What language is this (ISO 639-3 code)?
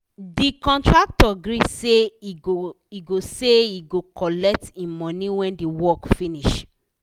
pcm